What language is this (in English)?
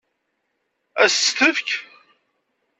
Kabyle